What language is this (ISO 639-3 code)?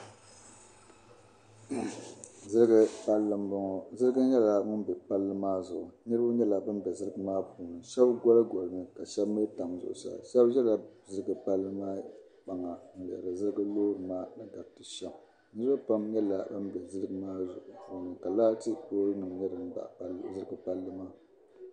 dag